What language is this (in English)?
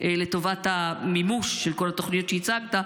Hebrew